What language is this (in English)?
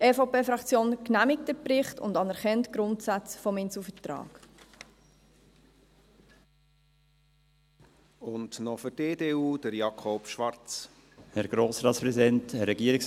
Swiss German